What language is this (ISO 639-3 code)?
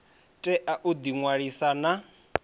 ven